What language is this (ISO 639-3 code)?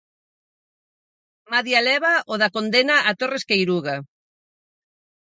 glg